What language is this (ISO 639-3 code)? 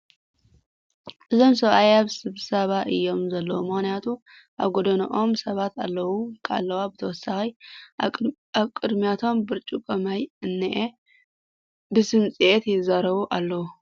tir